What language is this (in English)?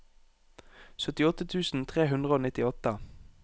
Norwegian